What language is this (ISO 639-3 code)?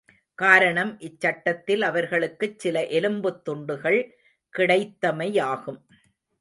tam